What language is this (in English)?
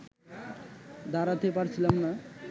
Bangla